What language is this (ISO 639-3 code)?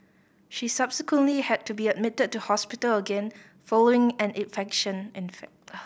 eng